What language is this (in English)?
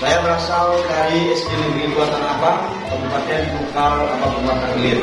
Indonesian